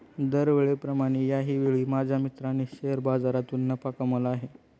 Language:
Marathi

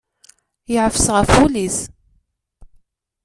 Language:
Kabyle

